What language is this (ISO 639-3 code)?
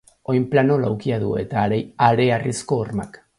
eus